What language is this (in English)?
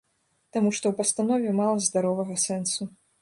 Belarusian